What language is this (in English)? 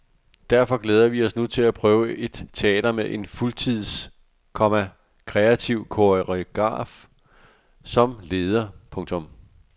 Danish